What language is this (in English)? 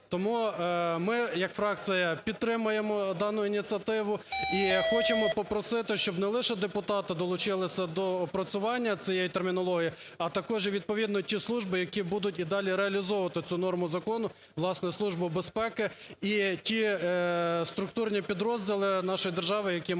Ukrainian